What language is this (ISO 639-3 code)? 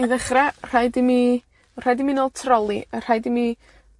cym